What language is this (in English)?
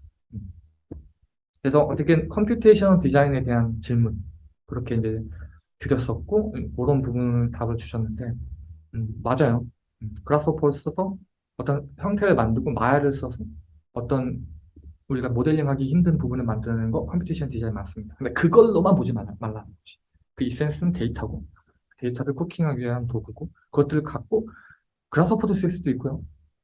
Korean